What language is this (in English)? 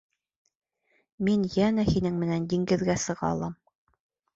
Bashkir